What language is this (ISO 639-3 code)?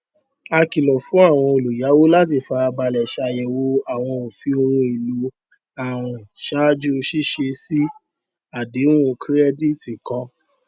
yor